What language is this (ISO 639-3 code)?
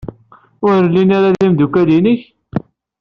kab